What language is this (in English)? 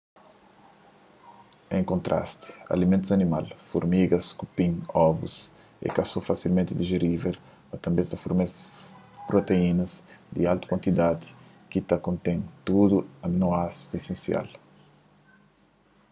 Kabuverdianu